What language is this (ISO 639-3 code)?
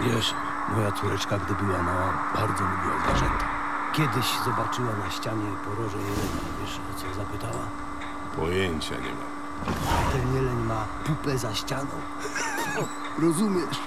pol